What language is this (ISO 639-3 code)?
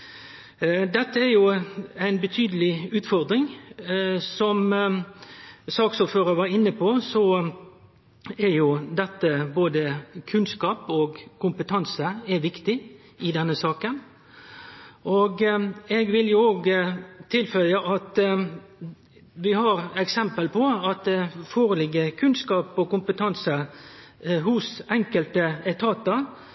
nno